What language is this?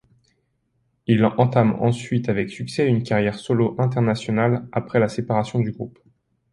French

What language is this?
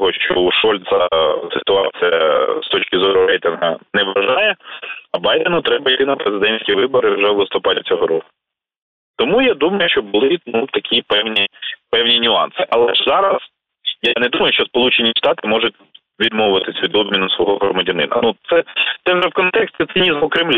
Ukrainian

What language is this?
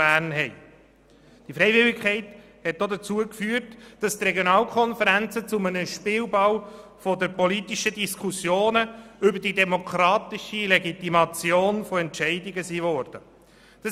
Swiss German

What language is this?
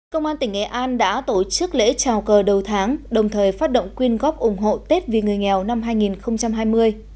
Vietnamese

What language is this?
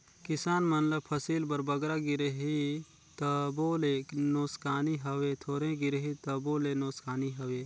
Chhattisgarhi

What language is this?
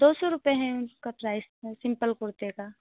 Hindi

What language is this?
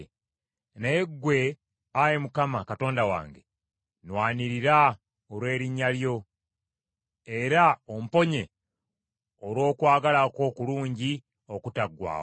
Ganda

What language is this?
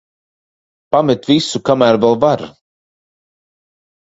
Latvian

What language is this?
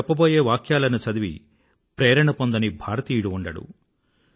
Telugu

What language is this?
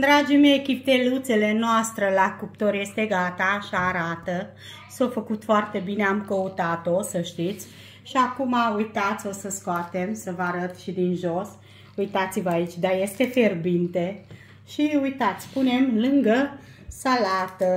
Romanian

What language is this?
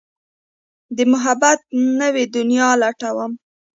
Pashto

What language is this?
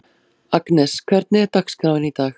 Icelandic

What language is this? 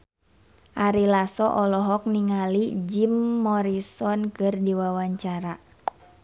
Sundanese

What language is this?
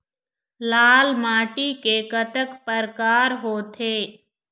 Chhattisgarhi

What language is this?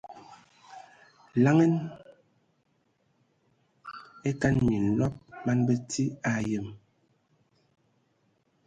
Ewondo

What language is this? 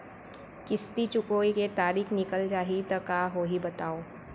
Chhattisgarhi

